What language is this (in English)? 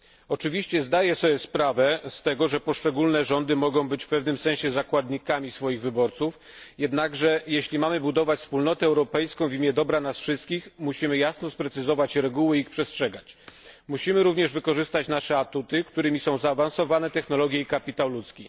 Polish